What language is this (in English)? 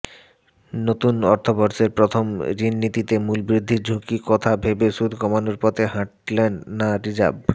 Bangla